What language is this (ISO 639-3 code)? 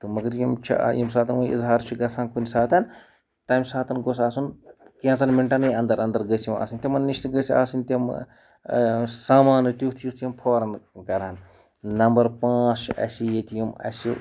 kas